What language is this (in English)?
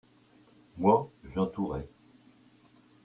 French